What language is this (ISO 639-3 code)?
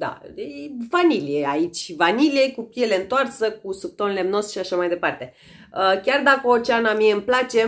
ron